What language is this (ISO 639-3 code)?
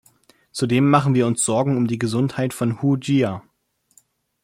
deu